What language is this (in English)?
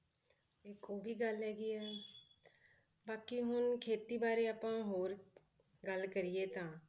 Punjabi